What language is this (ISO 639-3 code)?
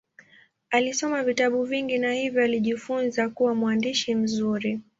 swa